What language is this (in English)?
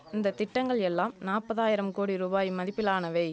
Tamil